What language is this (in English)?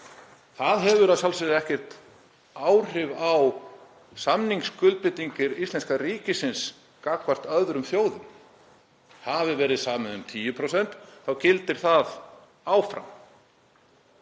Icelandic